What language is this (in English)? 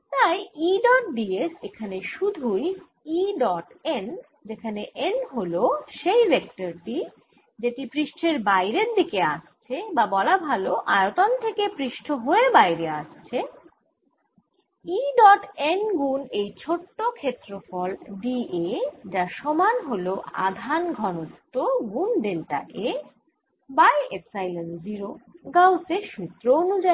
Bangla